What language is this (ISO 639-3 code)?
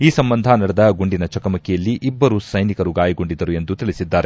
kan